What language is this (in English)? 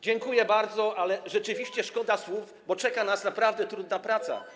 Polish